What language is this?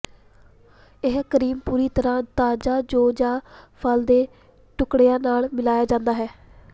Punjabi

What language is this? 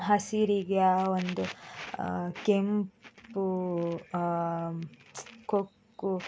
Kannada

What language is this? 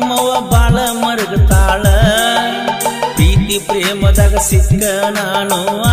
Arabic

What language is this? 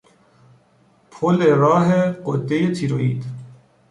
Persian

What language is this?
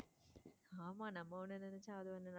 Tamil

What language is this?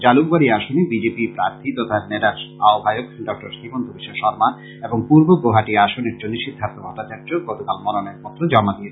Bangla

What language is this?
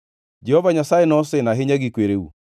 Luo (Kenya and Tanzania)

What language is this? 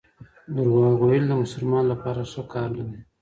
Pashto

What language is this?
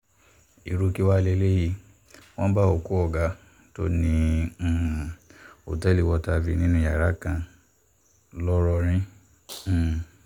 Yoruba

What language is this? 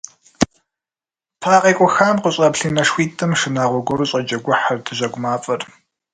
Kabardian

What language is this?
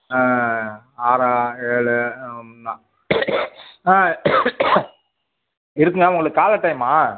Tamil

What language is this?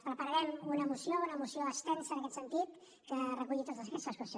Catalan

